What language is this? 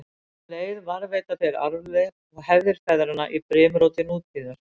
Icelandic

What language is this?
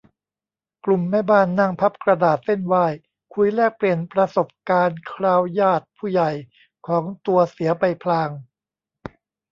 Thai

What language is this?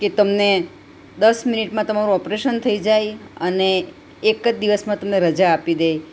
Gujarati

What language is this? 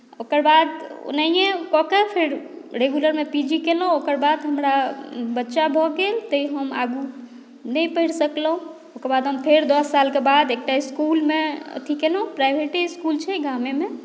Maithili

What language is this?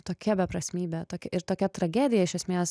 Lithuanian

